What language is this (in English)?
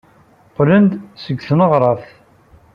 Kabyle